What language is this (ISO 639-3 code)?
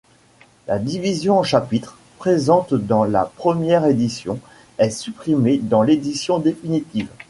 fra